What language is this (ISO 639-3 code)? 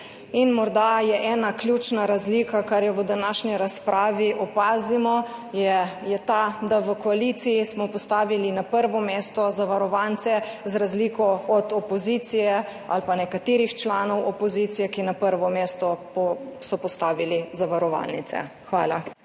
slv